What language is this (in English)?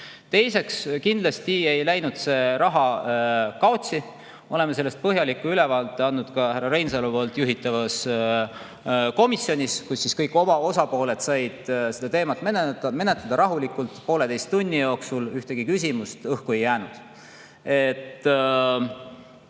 Estonian